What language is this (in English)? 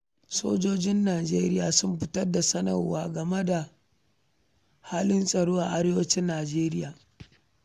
Hausa